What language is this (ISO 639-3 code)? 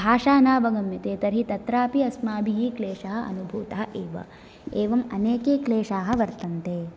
san